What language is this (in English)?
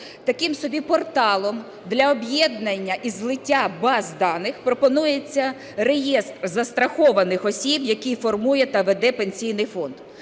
Ukrainian